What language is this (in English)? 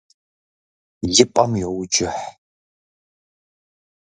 Kabardian